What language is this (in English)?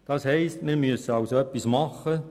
Swiss German